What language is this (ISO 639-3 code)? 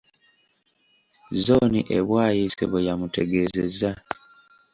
lug